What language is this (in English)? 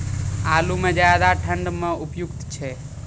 Maithili